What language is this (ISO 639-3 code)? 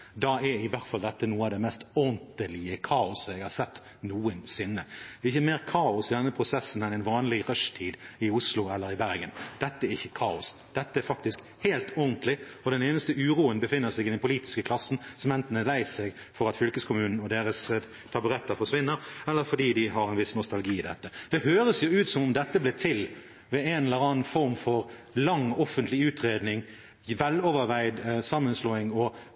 nob